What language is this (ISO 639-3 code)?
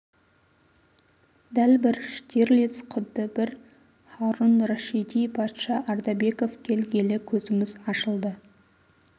kaz